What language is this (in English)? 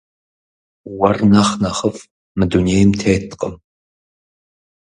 Kabardian